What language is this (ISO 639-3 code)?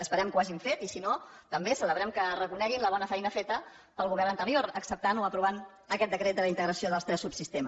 cat